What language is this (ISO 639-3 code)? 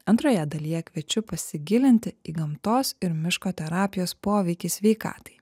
lit